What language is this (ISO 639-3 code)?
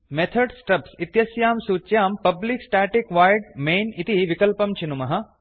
san